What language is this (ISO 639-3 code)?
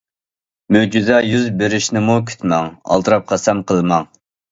uig